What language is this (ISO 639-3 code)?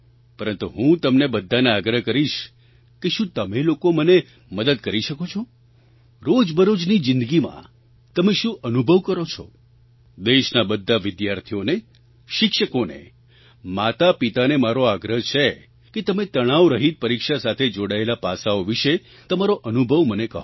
guj